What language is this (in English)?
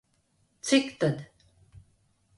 Latvian